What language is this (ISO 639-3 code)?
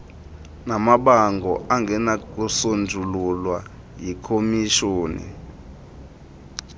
xho